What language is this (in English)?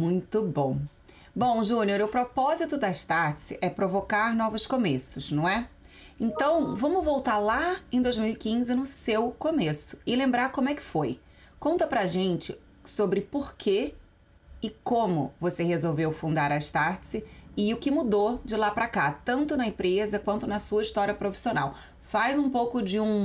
Portuguese